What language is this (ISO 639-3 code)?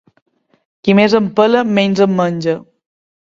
cat